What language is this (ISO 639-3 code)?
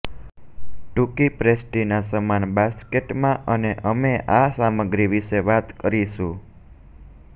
guj